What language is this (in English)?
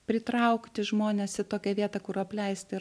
Lithuanian